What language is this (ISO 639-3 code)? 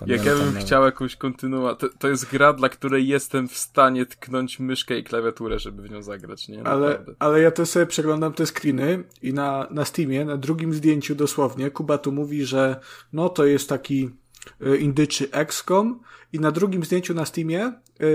pol